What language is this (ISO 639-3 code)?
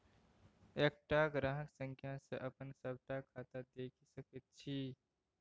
mai